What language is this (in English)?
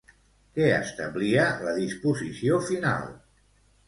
Catalan